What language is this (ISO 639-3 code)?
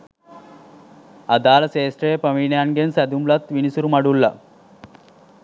sin